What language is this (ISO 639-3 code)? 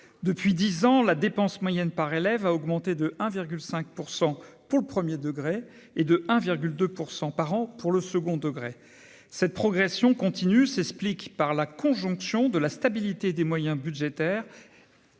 fra